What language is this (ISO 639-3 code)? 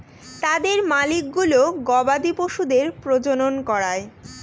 ben